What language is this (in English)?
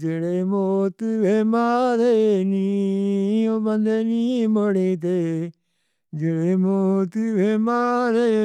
Northern Hindko